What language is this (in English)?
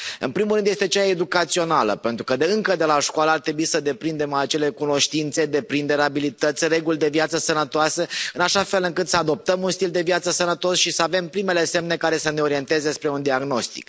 Romanian